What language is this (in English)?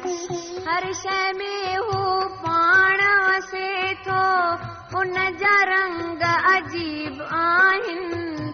Hindi